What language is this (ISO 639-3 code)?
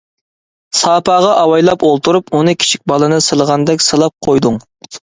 uig